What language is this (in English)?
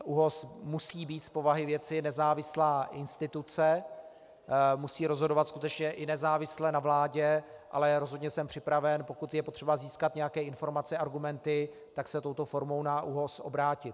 Czech